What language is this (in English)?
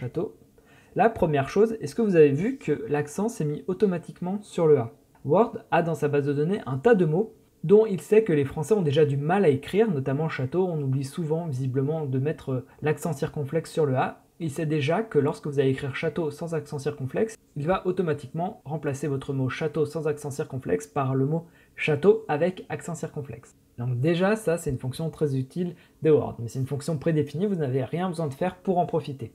French